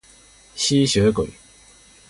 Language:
Chinese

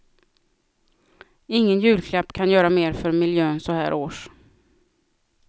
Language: Swedish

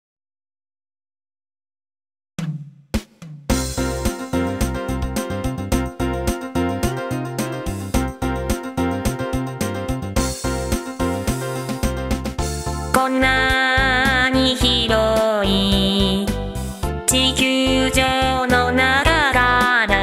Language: Japanese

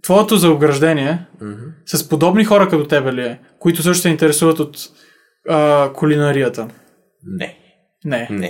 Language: Bulgarian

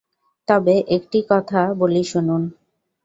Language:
Bangla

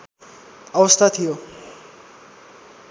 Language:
Nepali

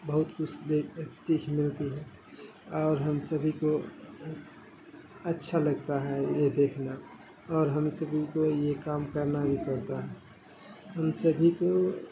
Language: Urdu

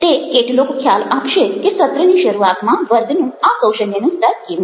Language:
Gujarati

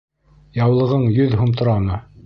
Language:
Bashkir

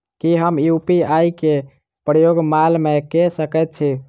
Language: Maithili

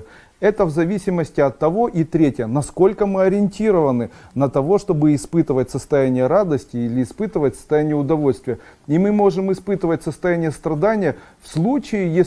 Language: Russian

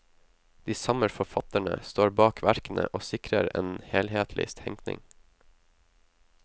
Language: Norwegian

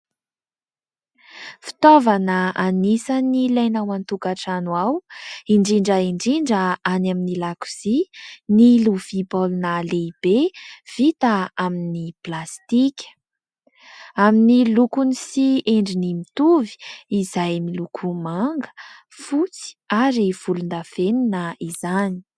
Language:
Malagasy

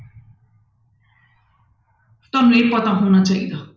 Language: Punjabi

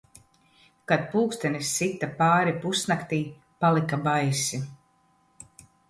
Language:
Latvian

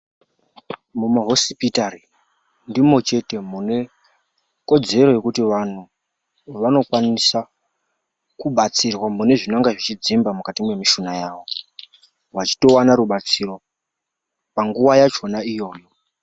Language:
Ndau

